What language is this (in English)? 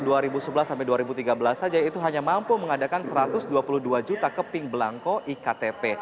Indonesian